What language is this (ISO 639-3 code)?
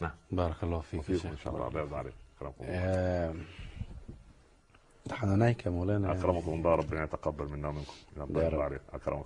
ara